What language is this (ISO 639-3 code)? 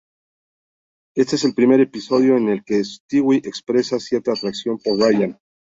spa